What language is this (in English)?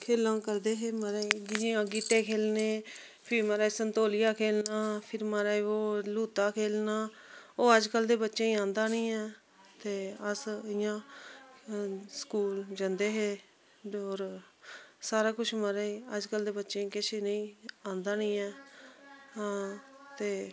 Dogri